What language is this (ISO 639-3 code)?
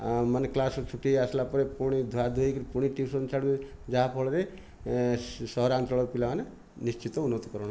ori